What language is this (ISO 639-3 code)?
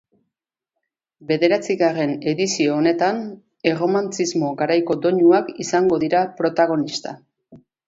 eus